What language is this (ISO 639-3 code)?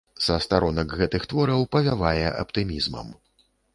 bel